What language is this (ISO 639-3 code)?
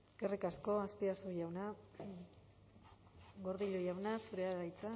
eus